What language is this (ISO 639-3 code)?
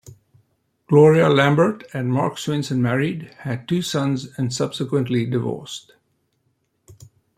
eng